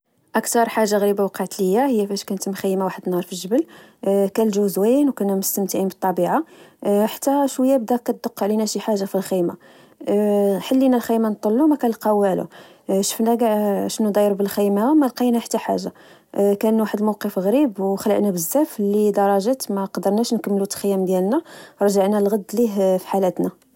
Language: Moroccan Arabic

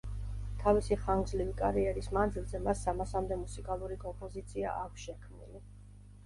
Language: Georgian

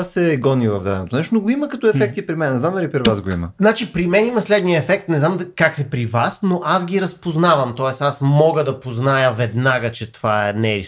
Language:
Bulgarian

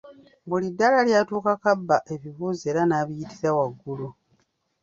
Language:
Ganda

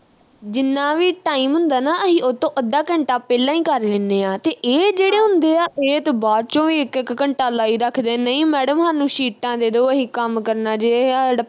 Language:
Punjabi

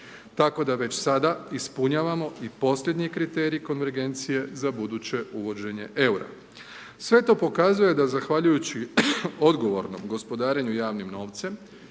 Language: Croatian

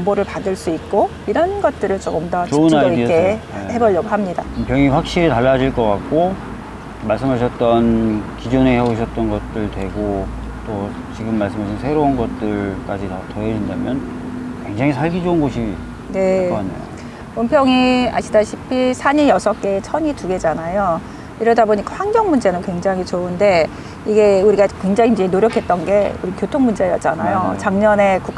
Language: Korean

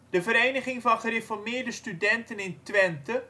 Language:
Dutch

